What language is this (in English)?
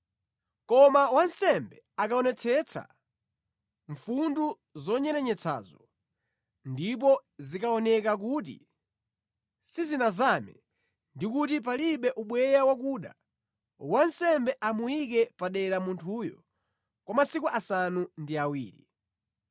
Nyanja